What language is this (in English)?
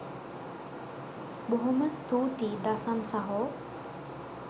Sinhala